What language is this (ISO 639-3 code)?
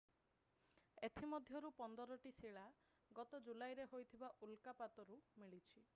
ori